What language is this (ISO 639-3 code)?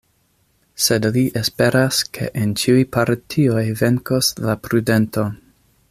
epo